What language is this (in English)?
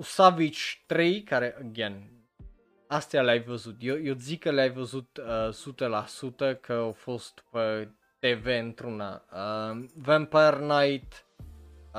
Romanian